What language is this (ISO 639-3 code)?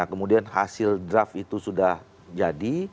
ind